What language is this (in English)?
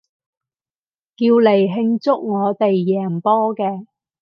Cantonese